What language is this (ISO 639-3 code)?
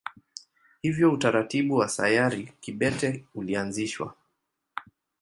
swa